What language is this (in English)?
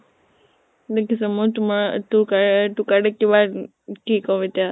Assamese